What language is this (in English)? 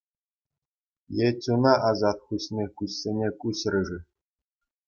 Chuvash